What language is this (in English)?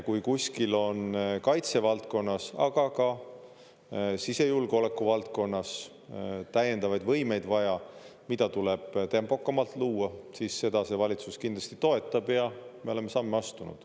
Estonian